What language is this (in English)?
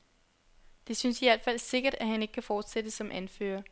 Danish